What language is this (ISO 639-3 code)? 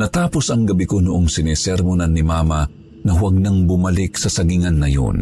fil